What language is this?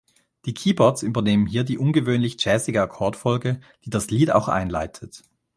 German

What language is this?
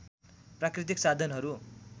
Nepali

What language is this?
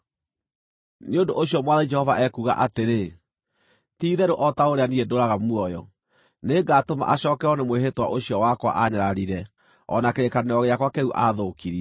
Kikuyu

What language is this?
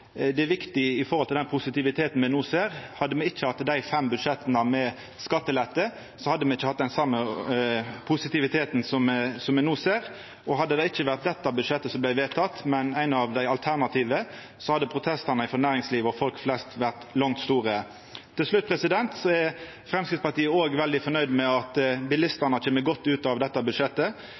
Norwegian Nynorsk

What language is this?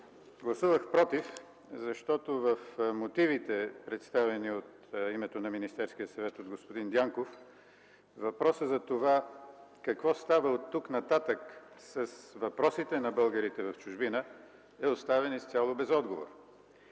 Bulgarian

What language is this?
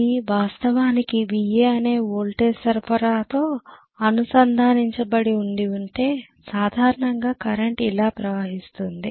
Telugu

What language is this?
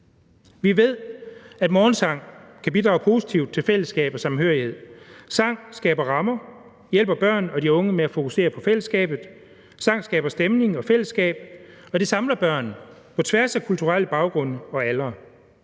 Danish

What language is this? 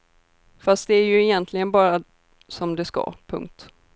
Swedish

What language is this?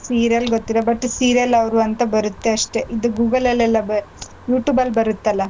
Kannada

